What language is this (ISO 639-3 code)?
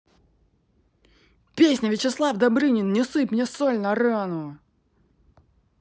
rus